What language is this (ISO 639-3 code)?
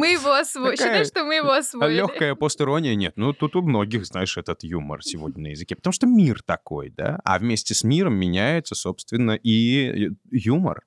rus